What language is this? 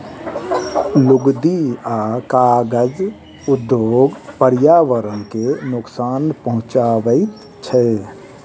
Maithili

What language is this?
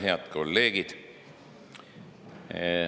Estonian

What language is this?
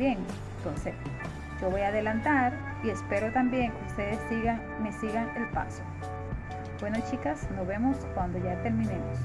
Spanish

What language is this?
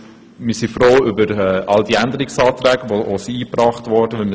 Swiss German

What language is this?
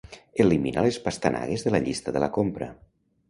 Catalan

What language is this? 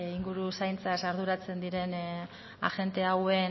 Basque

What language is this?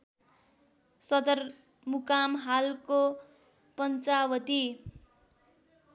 Nepali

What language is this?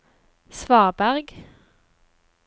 Norwegian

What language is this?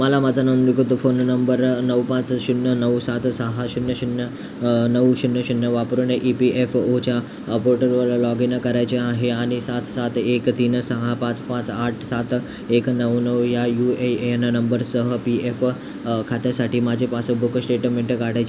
Marathi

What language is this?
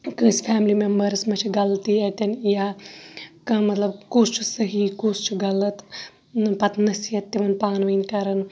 Kashmiri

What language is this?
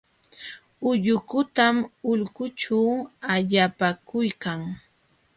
Jauja Wanca Quechua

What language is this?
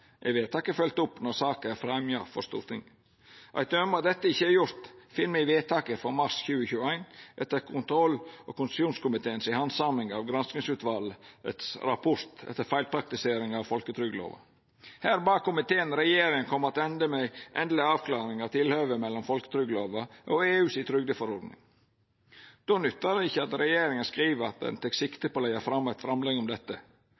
Norwegian Nynorsk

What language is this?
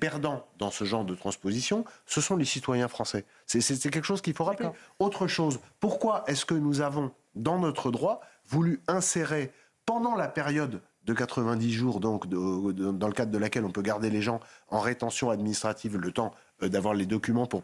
French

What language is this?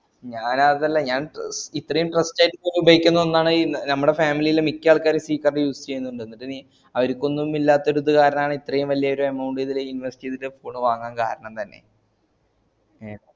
Malayalam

